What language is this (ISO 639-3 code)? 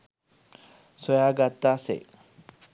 sin